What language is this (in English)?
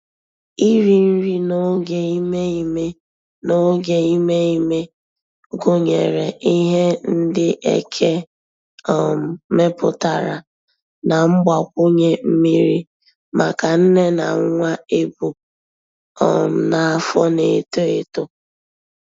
Igbo